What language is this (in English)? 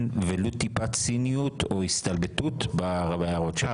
Hebrew